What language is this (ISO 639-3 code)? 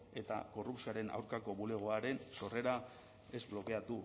eus